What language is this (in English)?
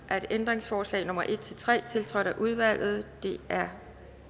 Danish